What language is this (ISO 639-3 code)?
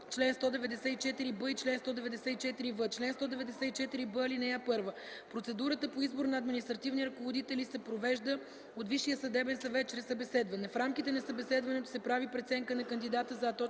bul